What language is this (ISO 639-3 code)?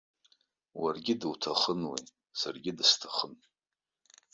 abk